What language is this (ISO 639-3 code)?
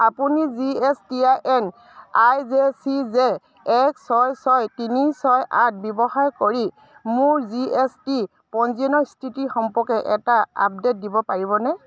asm